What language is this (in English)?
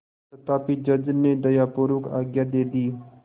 Hindi